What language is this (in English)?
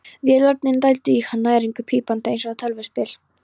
Icelandic